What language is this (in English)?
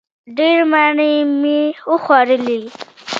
Pashto